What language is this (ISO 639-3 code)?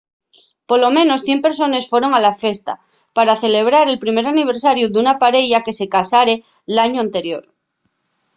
ast